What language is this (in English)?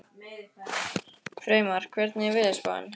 Icelandic